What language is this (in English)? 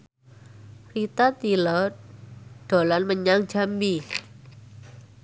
Javanese